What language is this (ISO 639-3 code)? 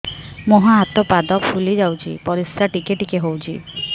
ori